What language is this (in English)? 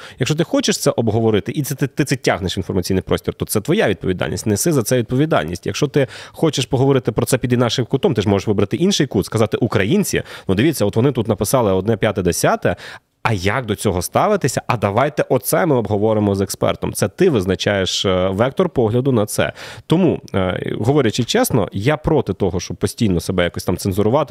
Ukrainian